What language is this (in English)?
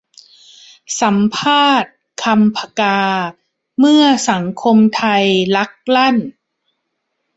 Thai